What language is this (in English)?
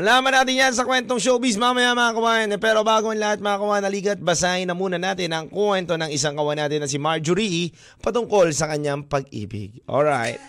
Filipino